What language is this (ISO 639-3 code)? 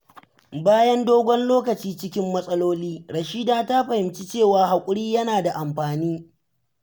hau